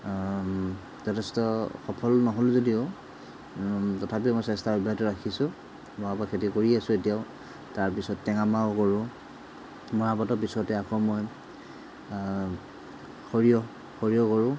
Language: Assamese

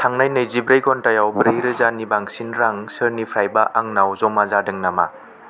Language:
Bodo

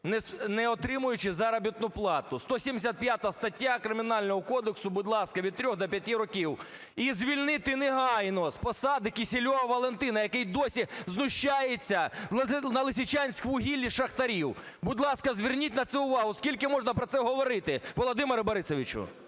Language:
Ukrainian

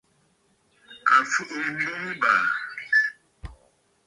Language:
Bafut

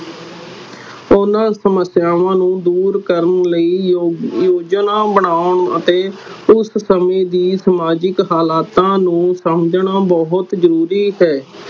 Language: Punjabi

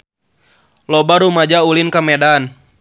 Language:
Sundanese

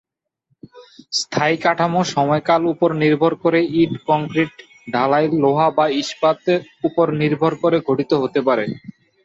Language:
Bangla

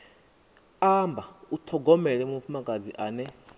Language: Venda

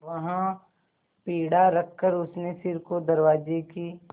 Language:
Hindi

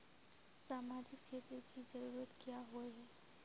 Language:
Magahi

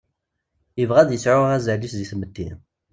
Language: Kabyle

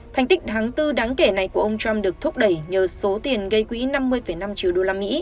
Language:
Vietnamese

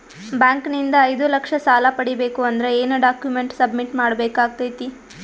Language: Kannada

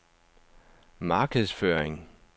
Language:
Danish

